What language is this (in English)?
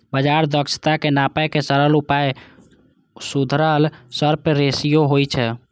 Maithili